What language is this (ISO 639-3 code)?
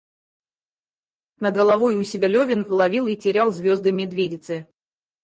rus